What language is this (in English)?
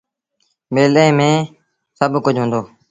Sindhi Bhil